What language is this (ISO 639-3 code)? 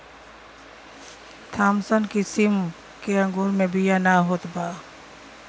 bho